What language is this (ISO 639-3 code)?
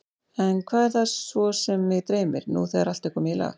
isl